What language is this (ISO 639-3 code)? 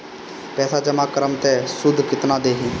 bho